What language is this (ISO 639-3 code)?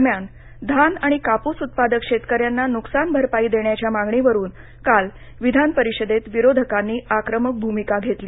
mar